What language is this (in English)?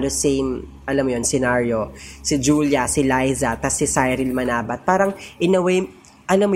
Filipino